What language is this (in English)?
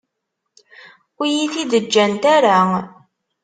Kabyle